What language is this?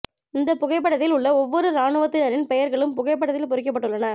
Tamil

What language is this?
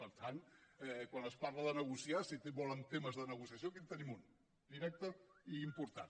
Catalan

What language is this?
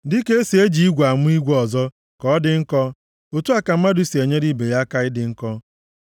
Igbo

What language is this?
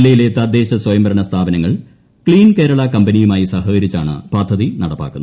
Malayalam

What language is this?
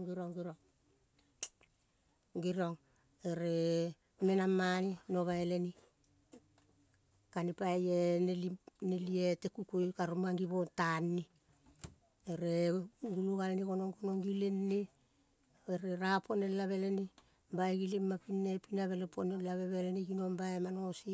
Kol (Papua New Guinea)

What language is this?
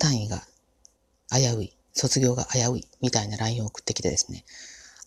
Japanese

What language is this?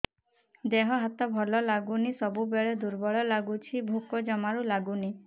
Odia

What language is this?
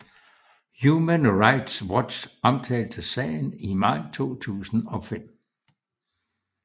Danish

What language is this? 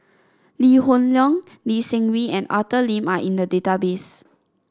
English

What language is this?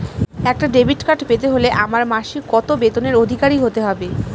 Bangla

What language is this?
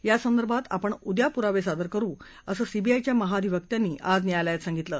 Marathi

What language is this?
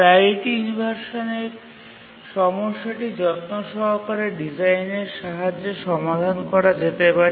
Bangla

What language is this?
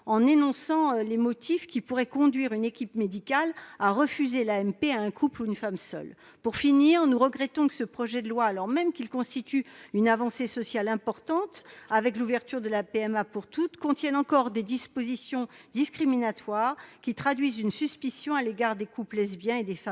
French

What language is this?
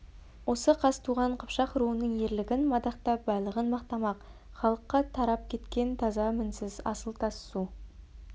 Kazakh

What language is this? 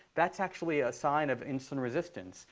English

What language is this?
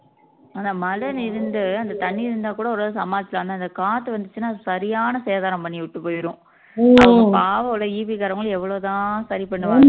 Tamil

